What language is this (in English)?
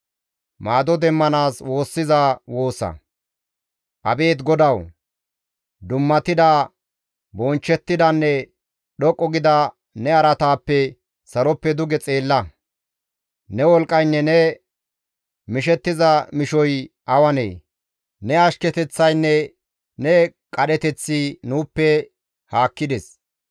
Gamo